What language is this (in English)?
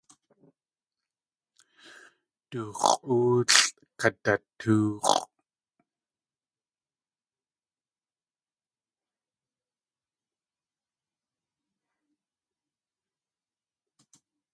Tlingit